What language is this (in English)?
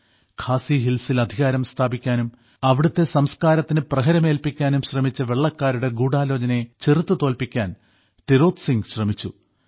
Malayalam